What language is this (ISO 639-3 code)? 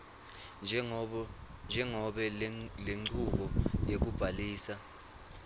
ssw